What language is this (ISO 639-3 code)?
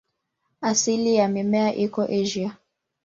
swa